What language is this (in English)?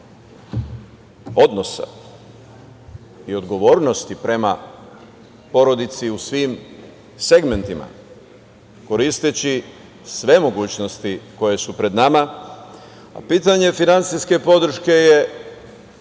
Serbian